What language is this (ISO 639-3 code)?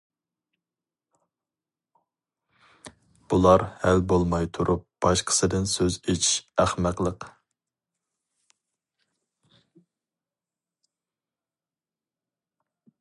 uig